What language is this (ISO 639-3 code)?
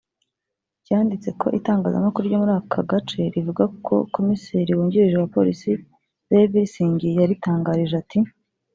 kin